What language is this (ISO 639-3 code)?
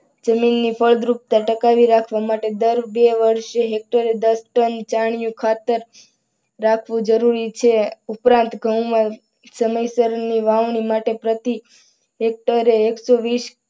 guj